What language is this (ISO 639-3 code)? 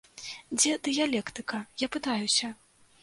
bel